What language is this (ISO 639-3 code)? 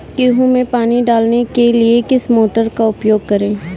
hin